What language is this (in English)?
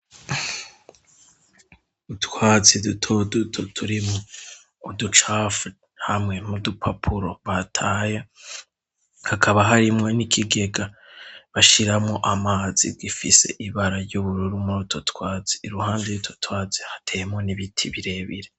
Rundi